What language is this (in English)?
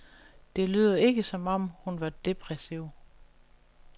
Danish